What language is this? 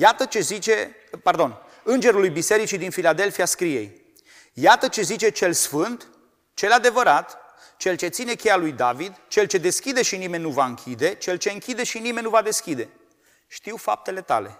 Romanian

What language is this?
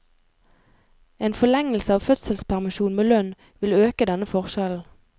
Norwegian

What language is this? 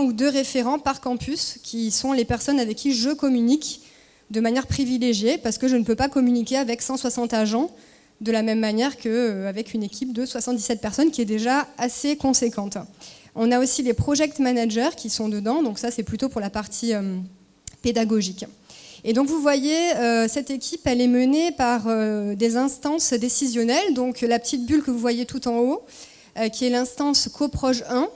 French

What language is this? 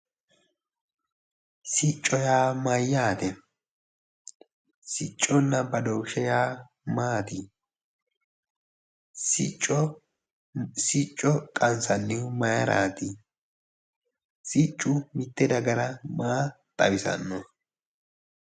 Sidamo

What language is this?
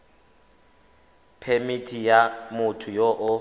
Tswana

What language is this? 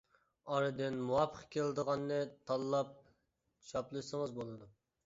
Uyghur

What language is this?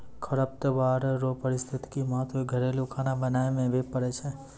Maithili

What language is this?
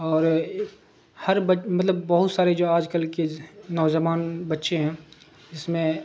Urdu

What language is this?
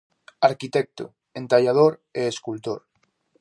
Galician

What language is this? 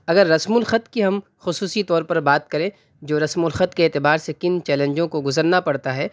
Urdu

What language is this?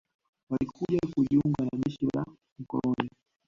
Swahili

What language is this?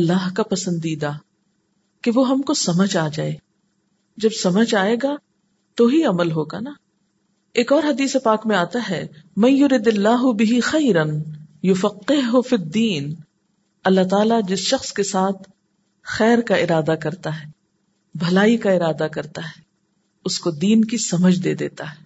Urdu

